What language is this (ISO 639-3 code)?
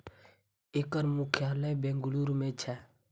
mai